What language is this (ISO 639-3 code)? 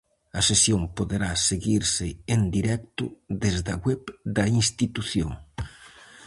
glg